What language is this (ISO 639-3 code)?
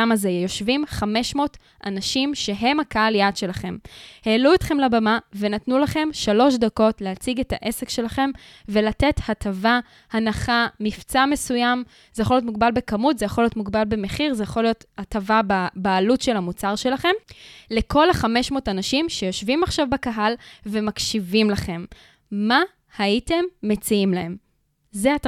heb